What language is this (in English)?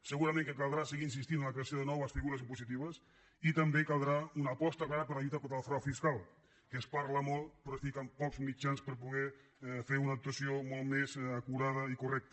Catalan